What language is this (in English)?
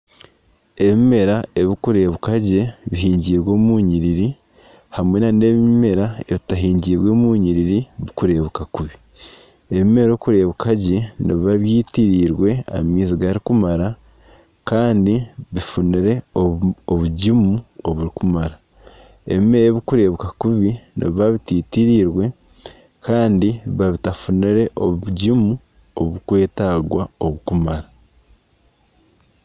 Nyankole